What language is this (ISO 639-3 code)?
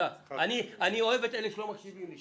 heb